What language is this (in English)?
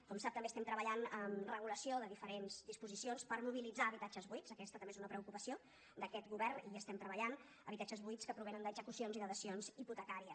Catalan